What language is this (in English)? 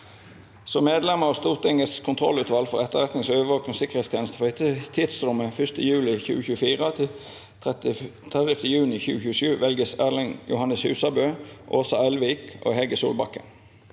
Norwegian